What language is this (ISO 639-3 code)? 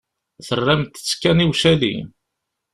kab